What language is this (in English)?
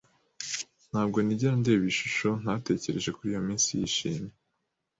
Kinyarwanda